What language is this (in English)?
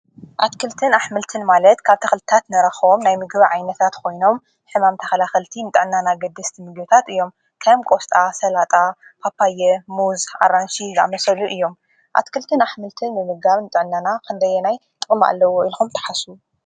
Tigrinya